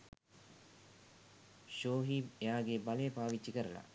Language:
Sinhala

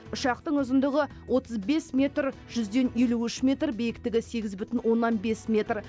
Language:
Kazakh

